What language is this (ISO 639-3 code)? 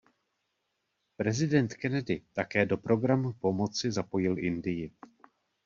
ces